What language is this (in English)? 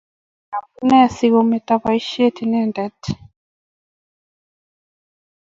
Kalenjin